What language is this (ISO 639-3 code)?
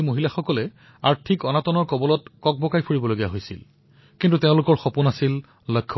asm